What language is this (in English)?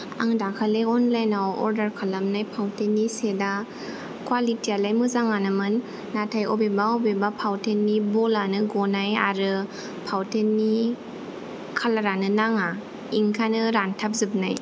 Bodo